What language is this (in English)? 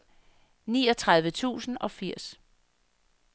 Danish